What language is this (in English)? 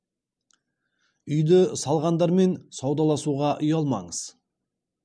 Kazakh